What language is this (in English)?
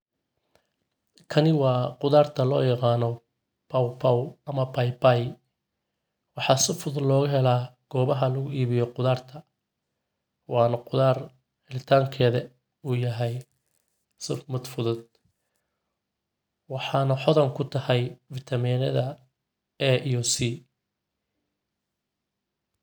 Somali